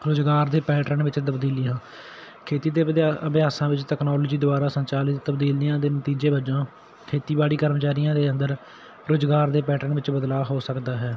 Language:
Punjabi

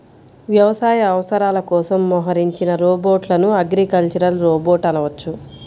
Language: Telugu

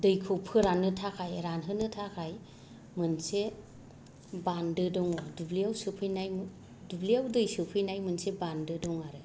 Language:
Bodo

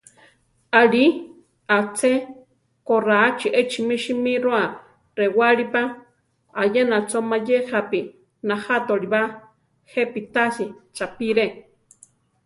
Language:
Central Tarahumara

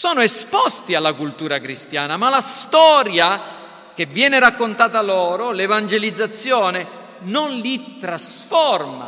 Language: Italian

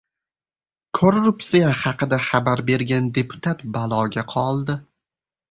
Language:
Uzbek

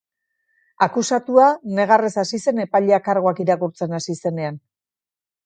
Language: Basque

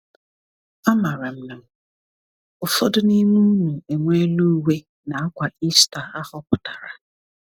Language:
Igbo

